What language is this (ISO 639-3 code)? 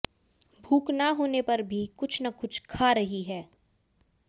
hin